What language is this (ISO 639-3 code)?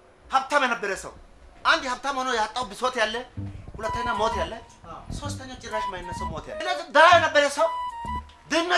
amh